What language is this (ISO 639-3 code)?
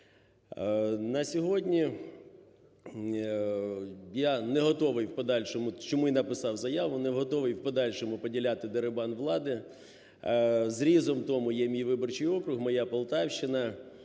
ukr